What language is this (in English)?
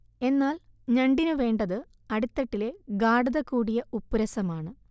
Malayalam